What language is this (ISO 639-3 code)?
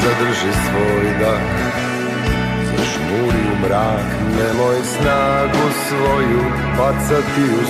slk